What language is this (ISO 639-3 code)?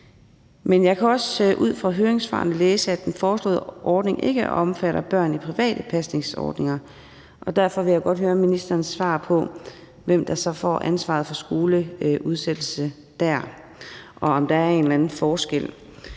dan